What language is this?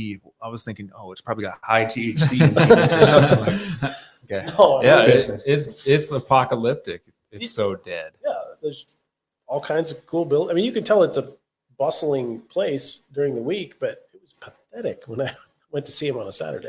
English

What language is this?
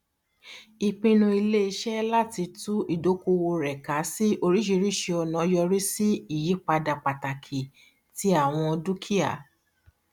Yoruba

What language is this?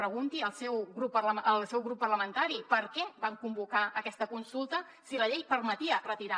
Catalan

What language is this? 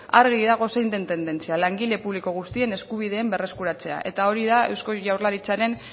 Basque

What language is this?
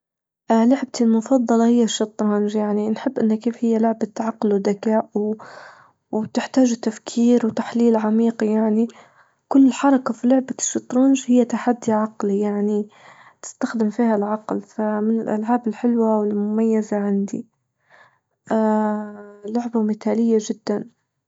Libyan Arabic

